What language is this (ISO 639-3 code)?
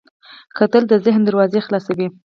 pus